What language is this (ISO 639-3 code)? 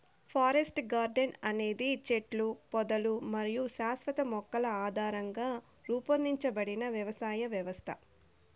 tel